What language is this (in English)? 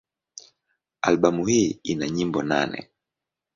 Swahili